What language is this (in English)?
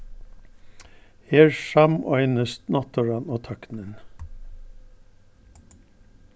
Faroese